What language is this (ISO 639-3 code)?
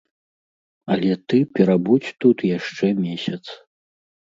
bel